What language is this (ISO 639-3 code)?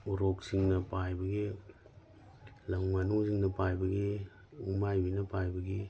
mni